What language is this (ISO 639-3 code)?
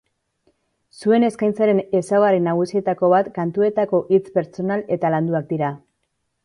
eus